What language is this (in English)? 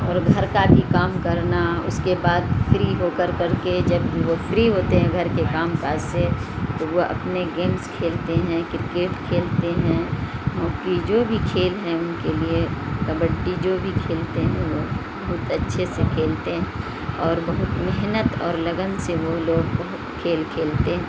Urdu